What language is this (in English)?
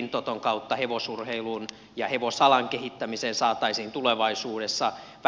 Finnish